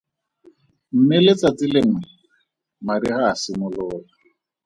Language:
Tswana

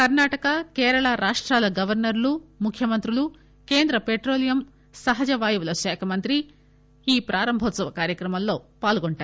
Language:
Telugu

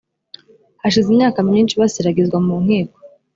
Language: Kinyarwanda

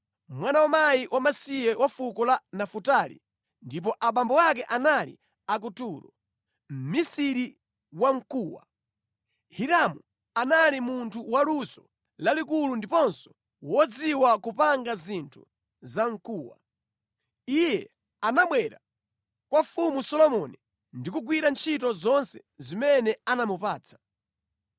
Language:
Nyanja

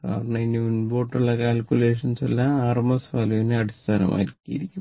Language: Malayalam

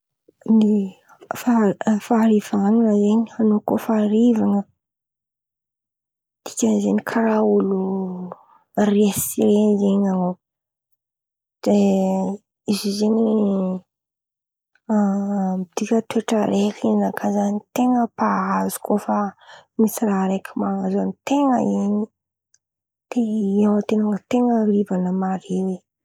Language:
Antankarana Malagasy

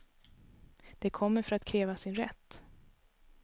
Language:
Swedish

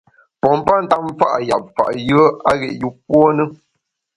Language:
Bamun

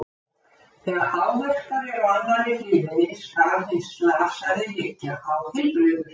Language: Icelandic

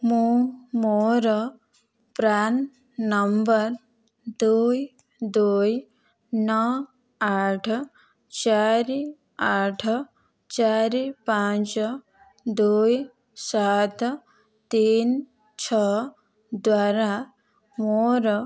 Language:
Odia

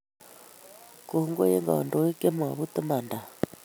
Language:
Kalenjin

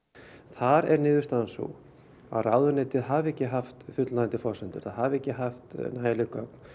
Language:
Icelandic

